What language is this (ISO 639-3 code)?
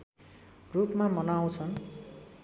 nep